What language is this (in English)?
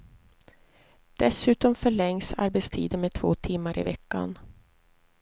Swedish